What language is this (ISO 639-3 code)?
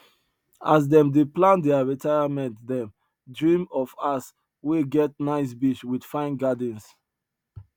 pcm